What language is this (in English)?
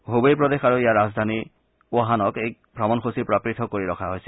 Assamese